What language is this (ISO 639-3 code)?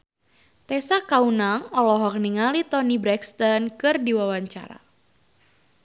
sun